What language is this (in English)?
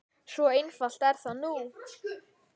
Icelandic